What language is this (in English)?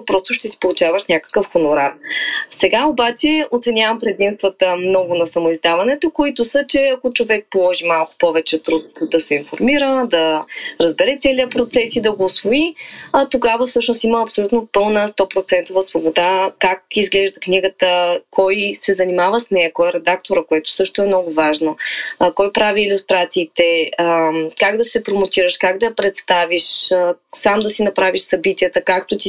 Bulgarian